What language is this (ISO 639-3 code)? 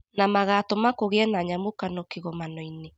kik